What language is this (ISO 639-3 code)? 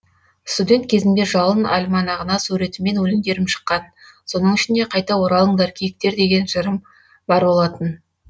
kaz